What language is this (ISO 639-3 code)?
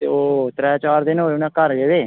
doi